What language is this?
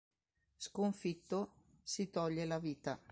Italian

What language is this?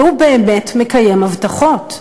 Hebrew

